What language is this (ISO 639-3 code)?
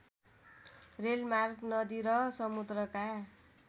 nep